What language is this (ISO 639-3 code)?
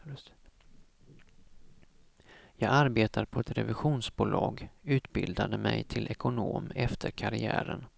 swe